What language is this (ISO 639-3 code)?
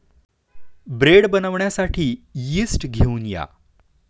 mar